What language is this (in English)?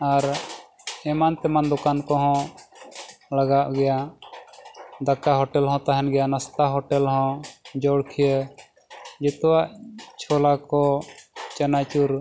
Santali